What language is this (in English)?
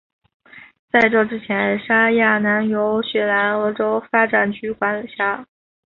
Chinese